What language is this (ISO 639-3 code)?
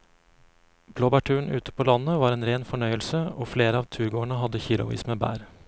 nor